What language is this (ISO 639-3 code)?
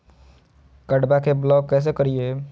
mag